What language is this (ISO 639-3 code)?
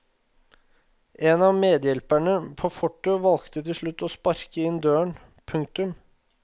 nor